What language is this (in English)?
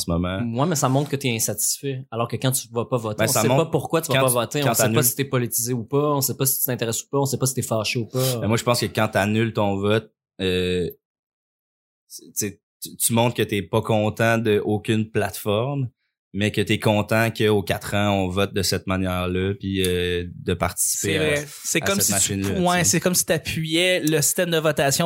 French